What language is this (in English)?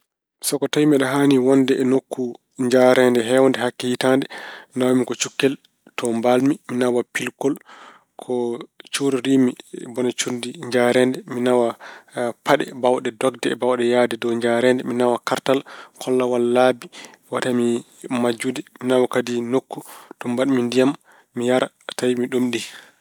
Fula